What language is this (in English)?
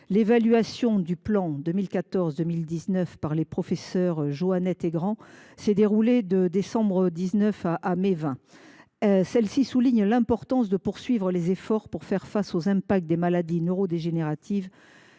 French